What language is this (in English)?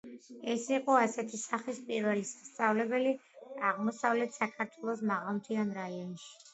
Georgian